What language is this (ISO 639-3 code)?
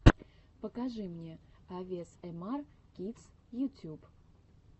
rus